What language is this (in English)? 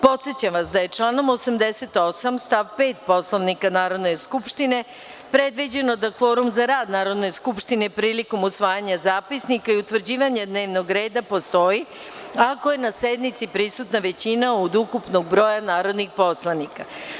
Serbian